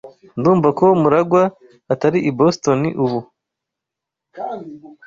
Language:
Kinyarwanda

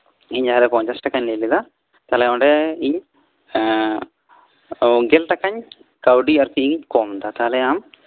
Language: Santali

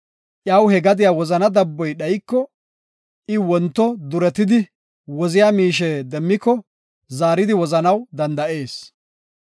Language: Gofa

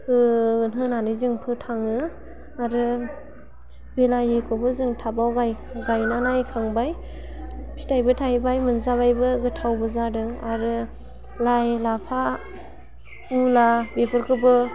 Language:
Bodo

